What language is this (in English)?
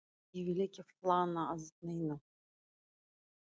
Icelandic